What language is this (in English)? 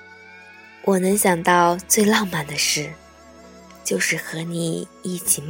Chinese